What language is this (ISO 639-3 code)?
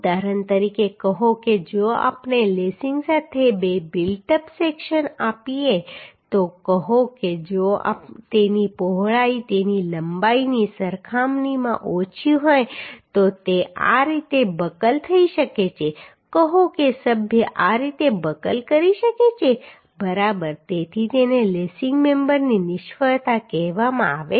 guj